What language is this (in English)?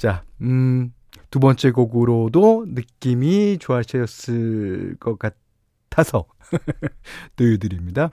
Korean